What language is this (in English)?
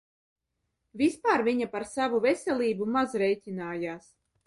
Latvian